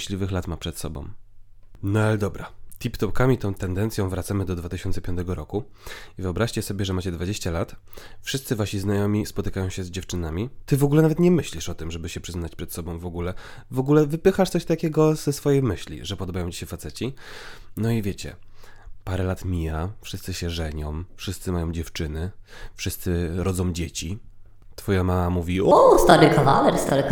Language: Polish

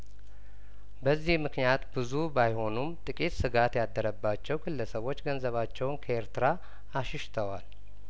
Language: Amharic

